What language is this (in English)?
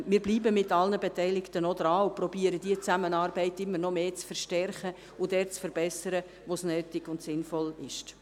Swiss German